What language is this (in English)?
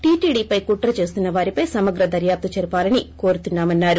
Telugu